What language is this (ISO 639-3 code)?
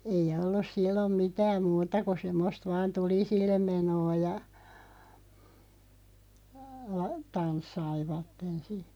fin